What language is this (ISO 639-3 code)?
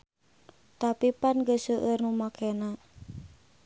sun